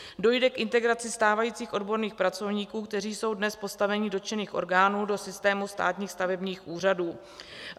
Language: Czech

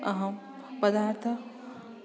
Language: Sanskrit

